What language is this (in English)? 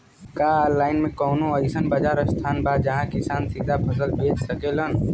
Bhojpuri